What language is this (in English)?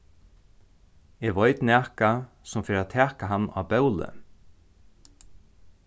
Faroese